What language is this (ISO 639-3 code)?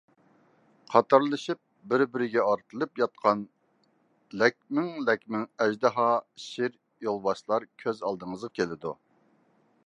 uig